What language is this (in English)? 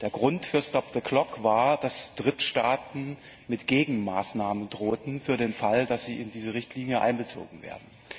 German